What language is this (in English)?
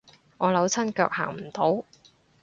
Cantonese